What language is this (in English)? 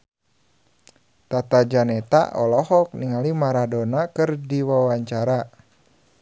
Sundanese